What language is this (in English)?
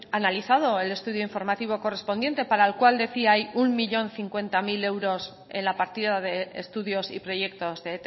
Spanish